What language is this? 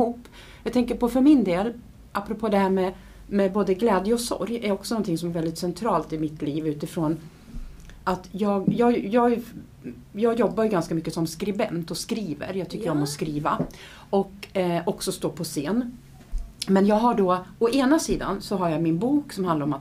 Swedish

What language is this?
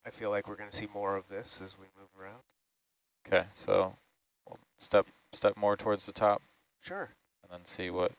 English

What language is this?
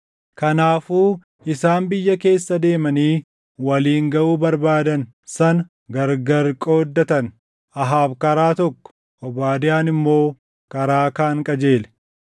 Oromo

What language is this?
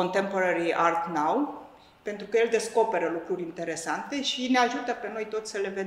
Romanian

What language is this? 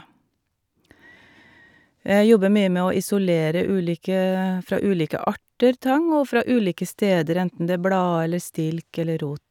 Norwegian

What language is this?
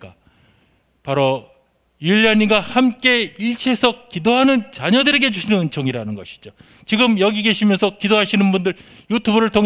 Korean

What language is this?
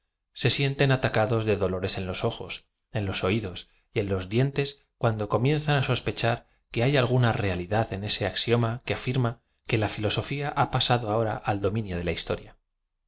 Spanish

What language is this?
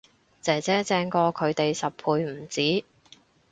Cantonese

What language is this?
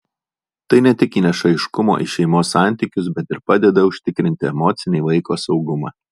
Lithuanian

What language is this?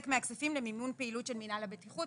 Hebrew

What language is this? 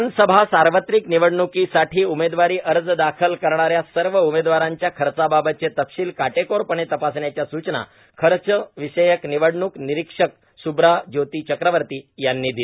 Marathi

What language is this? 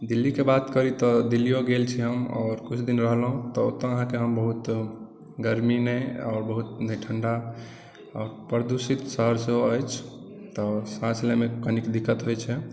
Maithili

